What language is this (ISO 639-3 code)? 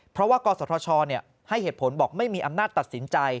tha